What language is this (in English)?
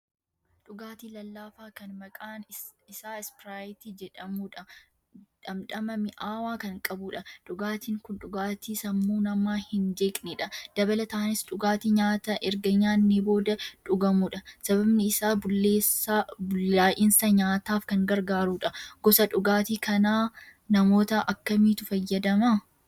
Oromo